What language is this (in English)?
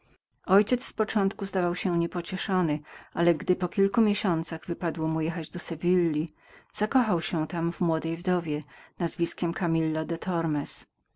Polish